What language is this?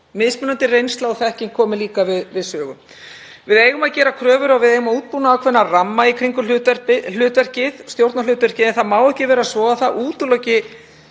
Icelandic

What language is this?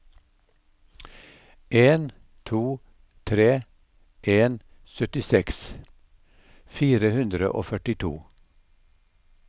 Norwegian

